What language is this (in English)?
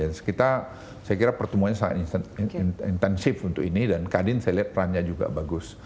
Indonesian